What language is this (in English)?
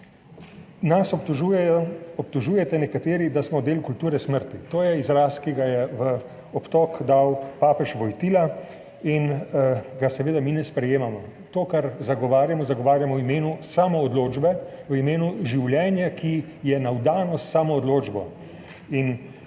Slovenian